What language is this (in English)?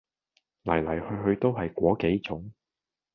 Cantonese